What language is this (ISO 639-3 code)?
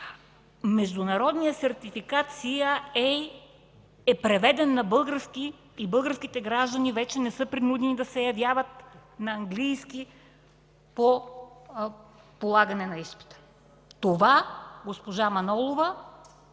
bul